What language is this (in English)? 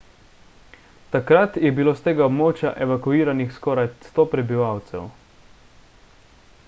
Slovenian